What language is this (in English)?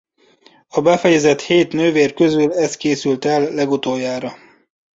Hungarian